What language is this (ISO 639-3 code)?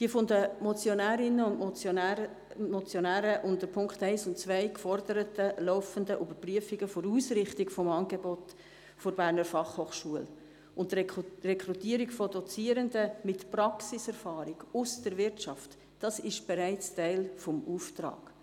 gsw